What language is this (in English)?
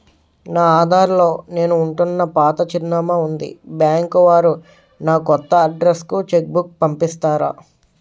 Telugu